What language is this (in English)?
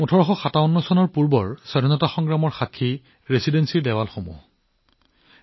Assamese